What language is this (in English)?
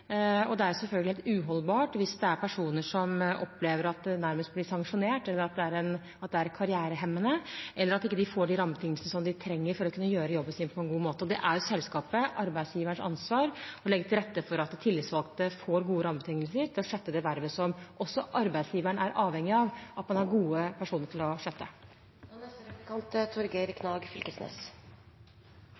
Norwegian